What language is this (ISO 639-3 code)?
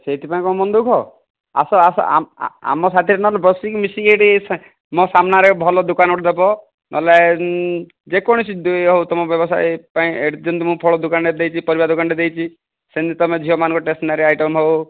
ori